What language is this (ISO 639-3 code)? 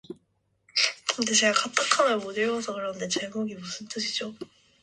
kor